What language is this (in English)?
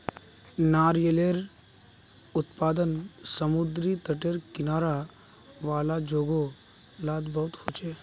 Magahi